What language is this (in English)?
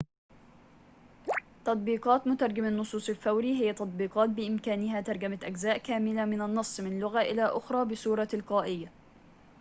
Arabic